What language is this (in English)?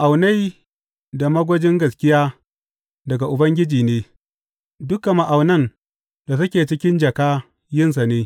Hausa